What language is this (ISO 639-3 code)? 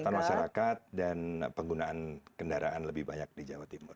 ind